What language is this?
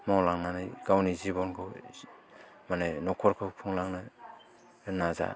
Bodo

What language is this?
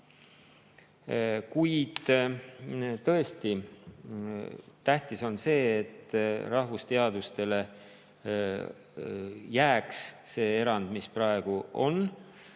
Estonian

